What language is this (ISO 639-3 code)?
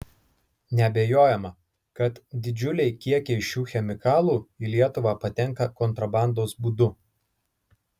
lit